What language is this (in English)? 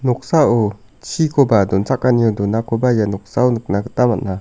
Garo